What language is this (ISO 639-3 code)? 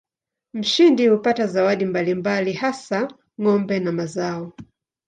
swa